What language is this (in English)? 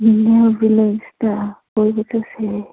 Manipuri